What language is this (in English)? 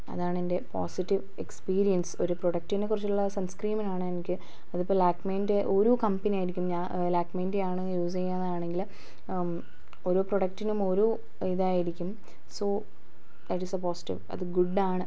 Malayalam